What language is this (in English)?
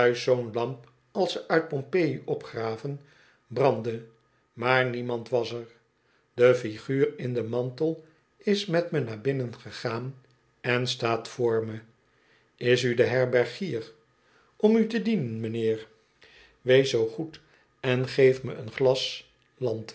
Dutch